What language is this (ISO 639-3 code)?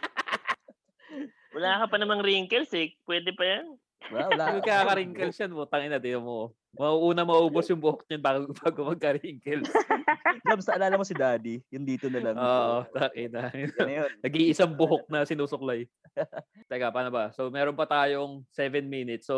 fil